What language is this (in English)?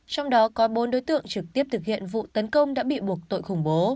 Vietnamese